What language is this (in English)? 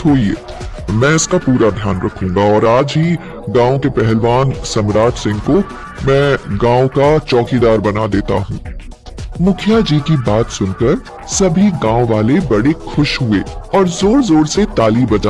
Hindi